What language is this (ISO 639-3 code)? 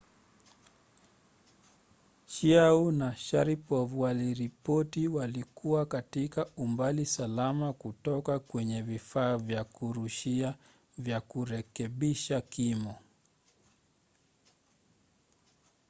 swa